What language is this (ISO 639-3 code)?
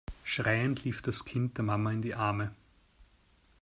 deu